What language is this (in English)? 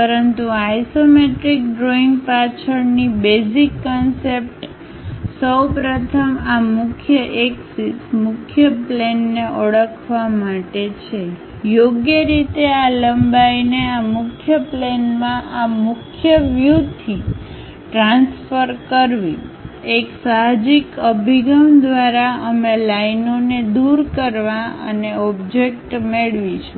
Gujarati